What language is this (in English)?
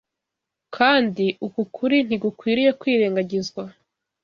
Kinyarwanda